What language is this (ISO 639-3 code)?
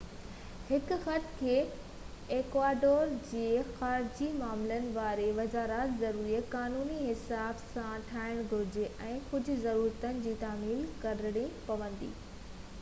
snd